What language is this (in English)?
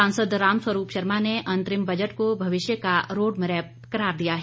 Hindi